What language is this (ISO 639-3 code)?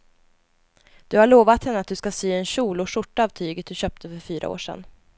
swe